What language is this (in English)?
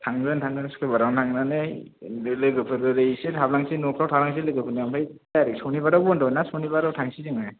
Bodo